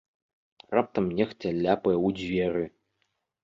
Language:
Belarusian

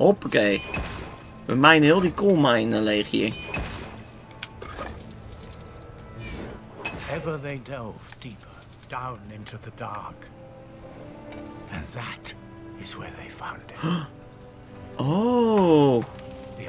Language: Dutch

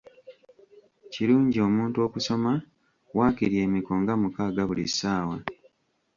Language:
Ganda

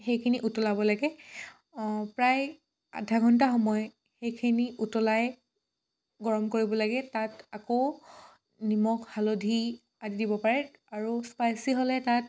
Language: Assamese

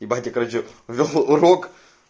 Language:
Russian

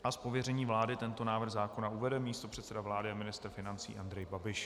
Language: Czech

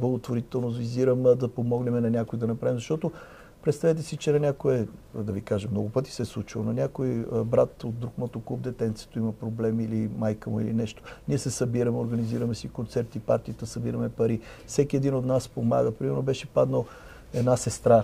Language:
Bulgarian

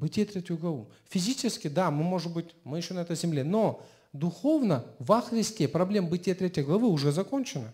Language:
Russian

